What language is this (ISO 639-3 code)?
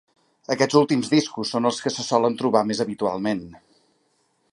cat